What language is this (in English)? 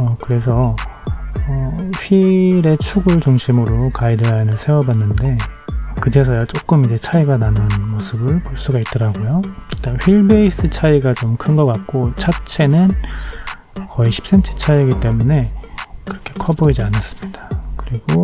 Korean